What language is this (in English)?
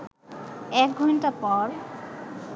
Bangla